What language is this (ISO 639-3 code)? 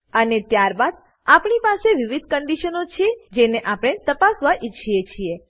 guj